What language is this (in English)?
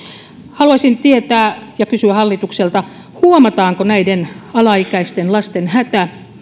Finnish